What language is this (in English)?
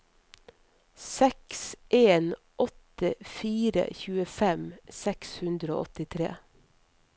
Norwegian